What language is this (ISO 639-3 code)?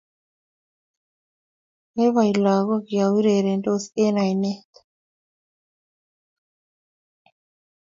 kln